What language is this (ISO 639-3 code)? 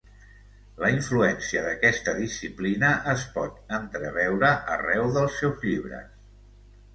cat